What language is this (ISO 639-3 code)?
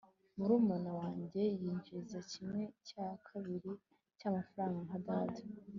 kin